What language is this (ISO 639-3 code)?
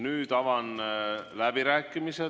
est